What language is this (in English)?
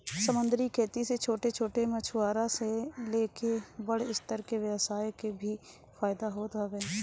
Bhojpuri